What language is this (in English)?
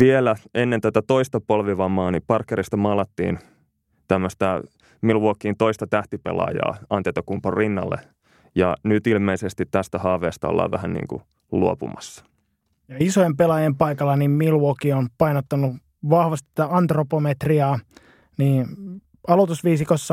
Finnish